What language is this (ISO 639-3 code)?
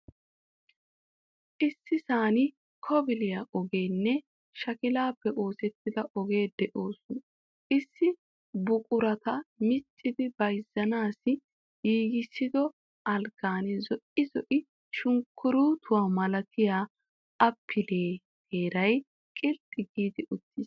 wal